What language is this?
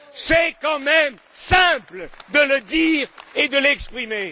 French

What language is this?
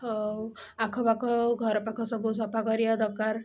Odia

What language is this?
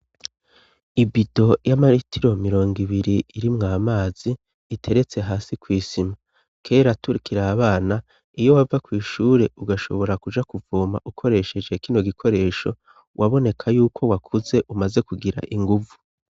Rundi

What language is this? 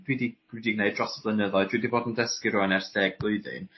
Welsh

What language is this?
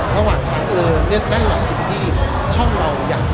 Thai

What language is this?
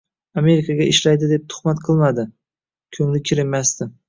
Uzbek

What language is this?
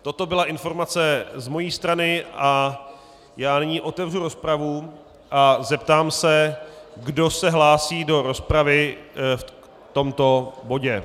Czech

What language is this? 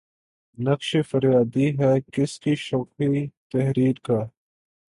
Urdu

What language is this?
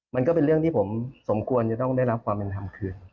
Thai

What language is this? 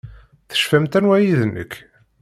Kabyle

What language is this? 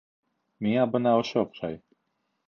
Bashkir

